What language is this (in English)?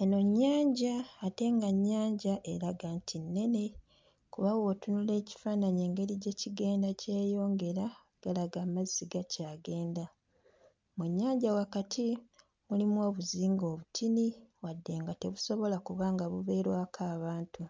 Ganda